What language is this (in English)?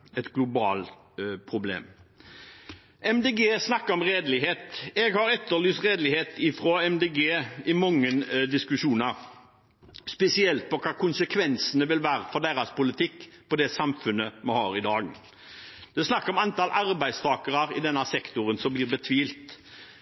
Norwegian Bokmål